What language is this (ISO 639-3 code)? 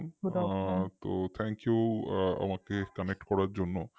ben